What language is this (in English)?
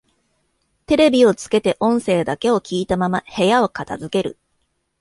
Japanese